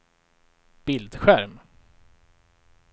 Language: Swedish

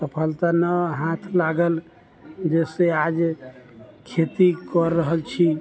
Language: Maithili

